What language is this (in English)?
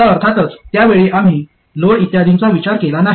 Marathi